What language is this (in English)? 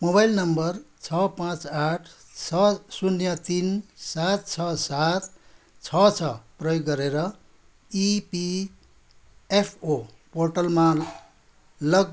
Nepali